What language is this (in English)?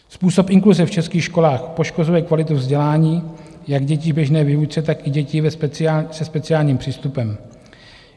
Czech